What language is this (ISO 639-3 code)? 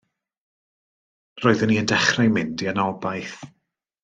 cym